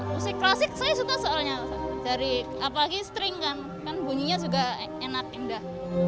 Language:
Indonesian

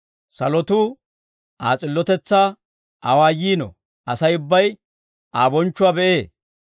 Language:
Dawro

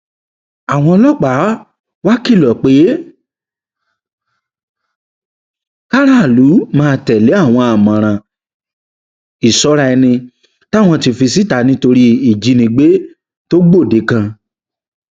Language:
Yoruba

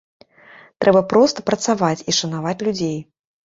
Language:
Belarusian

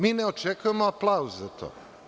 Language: Serbian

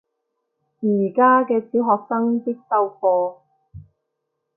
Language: Cantonese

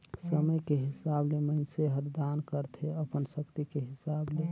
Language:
Chhattisgarhi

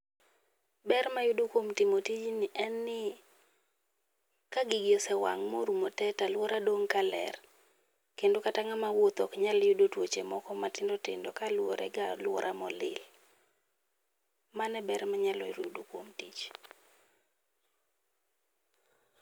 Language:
Luo (Kenya and Tanzania)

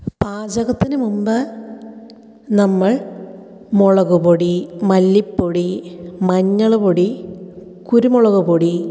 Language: Malayalam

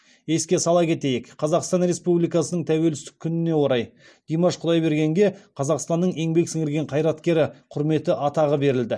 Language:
Kazakh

